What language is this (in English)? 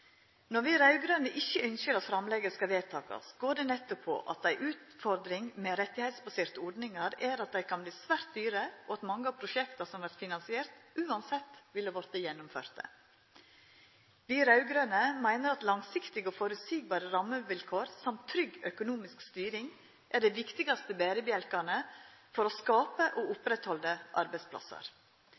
Norwegian Nynorsk